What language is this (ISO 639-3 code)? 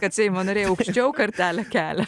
lit